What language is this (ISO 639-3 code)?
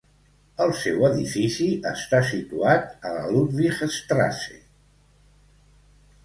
cat